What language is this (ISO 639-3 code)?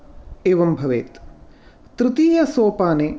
san